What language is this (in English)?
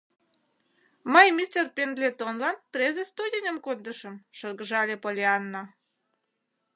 Mari